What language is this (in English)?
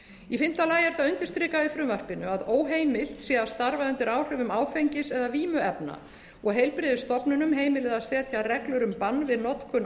Icelandic